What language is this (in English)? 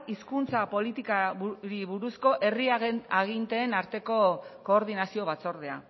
Basque